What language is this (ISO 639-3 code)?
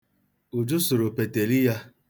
ibo